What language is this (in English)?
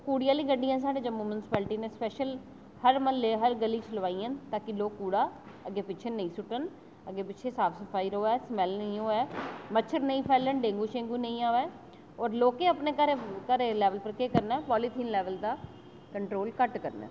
Dogri